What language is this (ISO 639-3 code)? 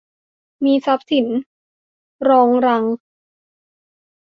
tha